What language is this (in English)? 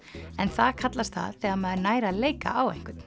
Icelandic